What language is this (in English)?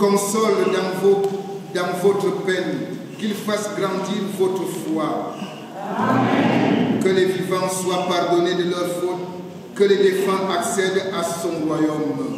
French